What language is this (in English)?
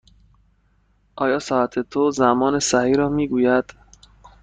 Persian